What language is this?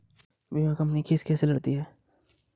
Hindi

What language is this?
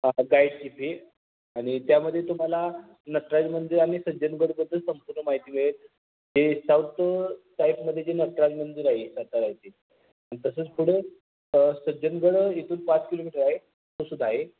Marathi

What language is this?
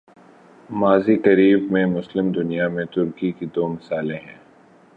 Urdu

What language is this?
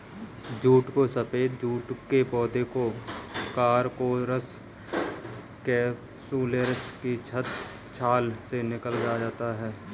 Hindi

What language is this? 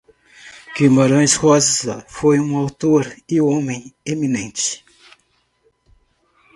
Portuguese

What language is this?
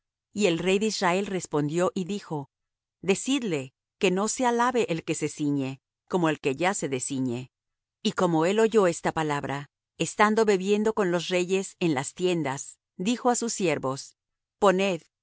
Spanish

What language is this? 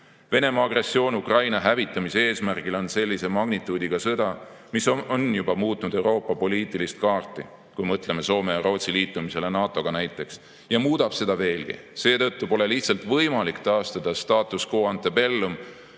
Estonian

